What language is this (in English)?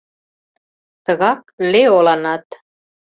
Mari